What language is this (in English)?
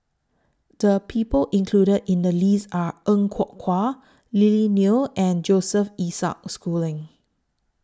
English